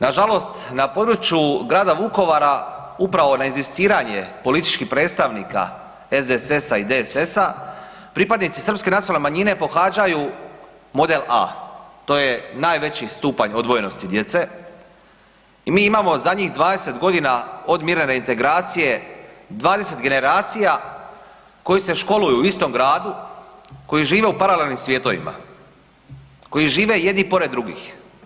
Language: Croatian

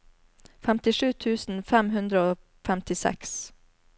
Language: Norwegian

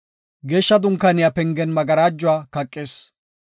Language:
Gofa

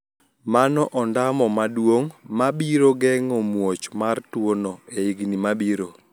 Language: Luo (Kenya and Tanzania)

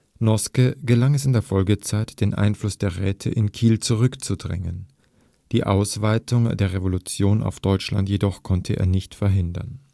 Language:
German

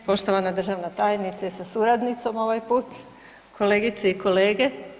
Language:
Croatian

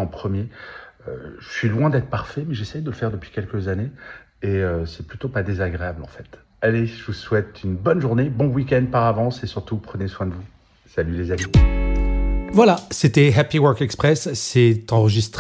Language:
French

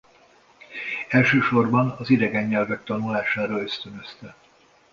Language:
Hungarian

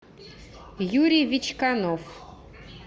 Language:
Russian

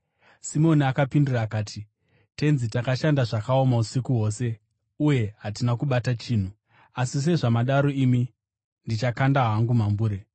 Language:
Shona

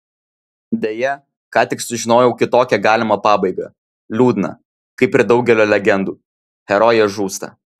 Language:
Lithuanian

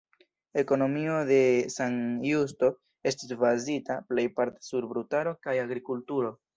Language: Esperanto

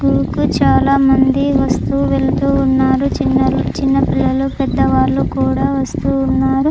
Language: Telugu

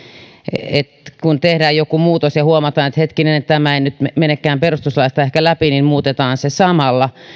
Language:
Finnish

